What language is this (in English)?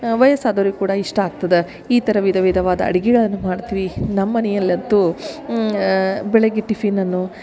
Kannada